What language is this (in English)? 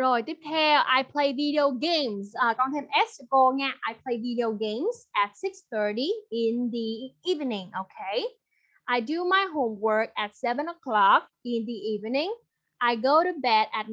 Vietnamese